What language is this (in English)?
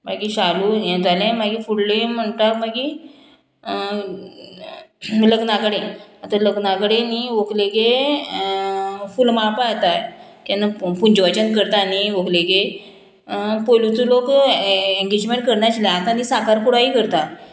Konkani